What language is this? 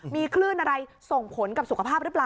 Thai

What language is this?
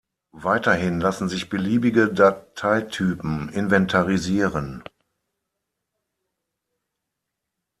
German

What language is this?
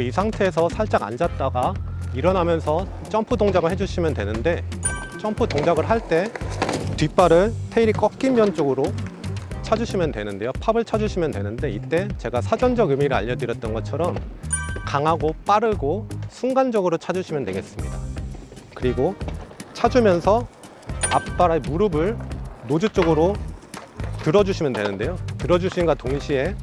Korean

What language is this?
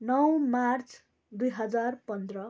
Nepali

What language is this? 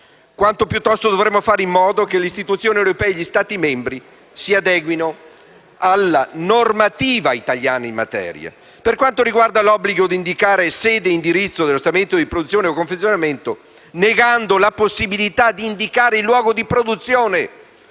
Italian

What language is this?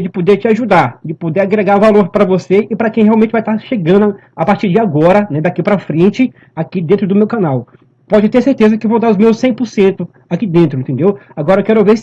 Portuguese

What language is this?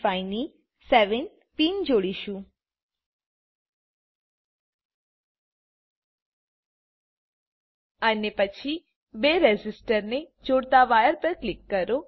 Gujarati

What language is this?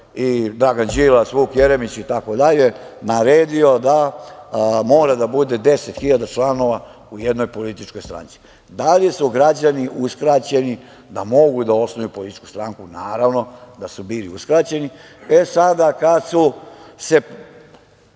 Serbian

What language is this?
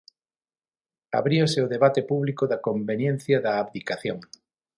Galician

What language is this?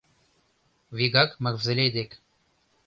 Mari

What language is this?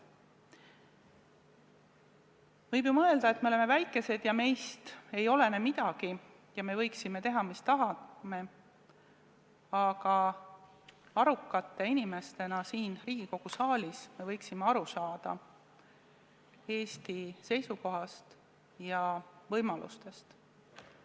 Estonian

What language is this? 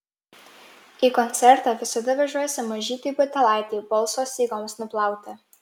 Lithuanian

